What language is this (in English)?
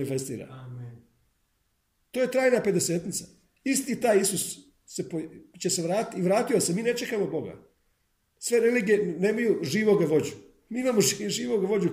Croatian